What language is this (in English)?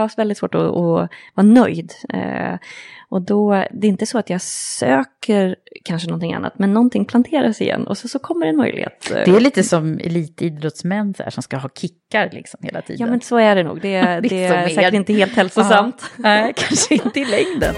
Swedish